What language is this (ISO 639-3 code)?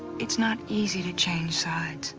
eng